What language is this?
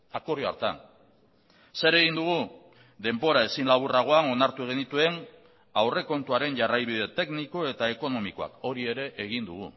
Basque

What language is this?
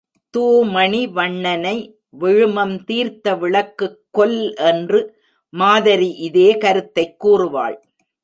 Tamil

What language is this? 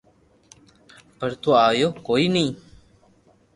Loarki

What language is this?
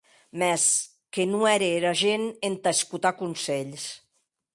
Occitan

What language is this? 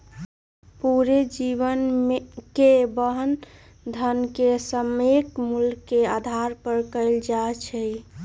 Magahi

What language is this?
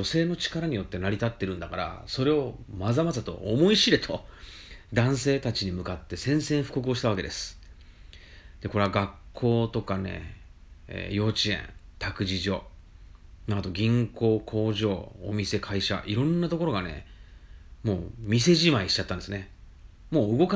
Japanese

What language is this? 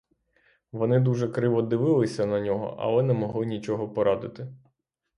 Ukrainian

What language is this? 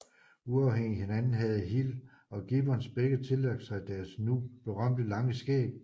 Danish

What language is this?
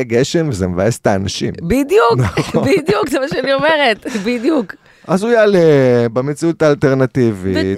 Hebrew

